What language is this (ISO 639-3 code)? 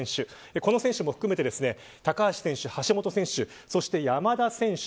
jpn